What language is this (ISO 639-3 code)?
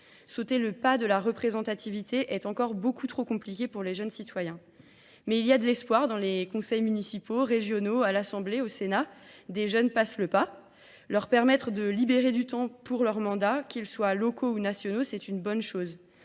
fra